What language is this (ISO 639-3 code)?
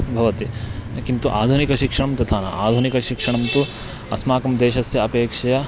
san